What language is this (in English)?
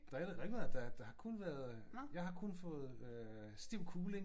Danish